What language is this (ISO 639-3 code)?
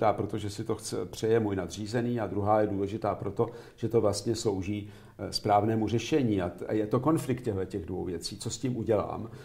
ces